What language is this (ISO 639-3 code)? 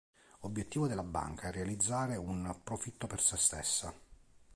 ita